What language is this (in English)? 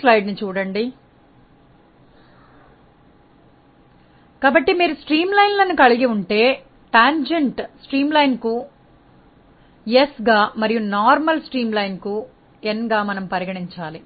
Telugu